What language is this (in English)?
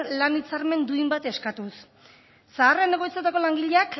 Basque